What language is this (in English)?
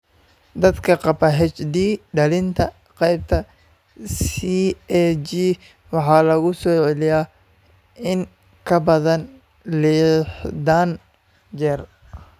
Somali